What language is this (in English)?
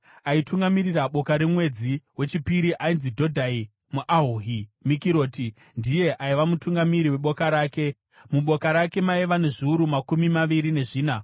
Shona